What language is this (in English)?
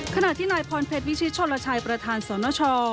Thai